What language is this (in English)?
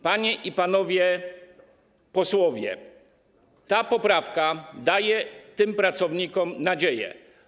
Polish